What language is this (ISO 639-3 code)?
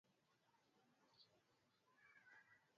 swa